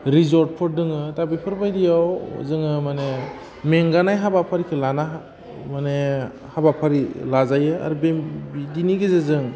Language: Bodo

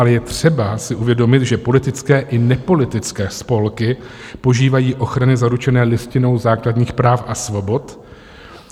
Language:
Czech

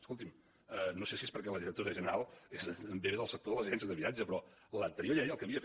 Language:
Catalan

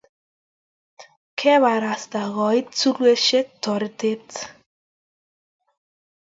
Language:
Kalenjin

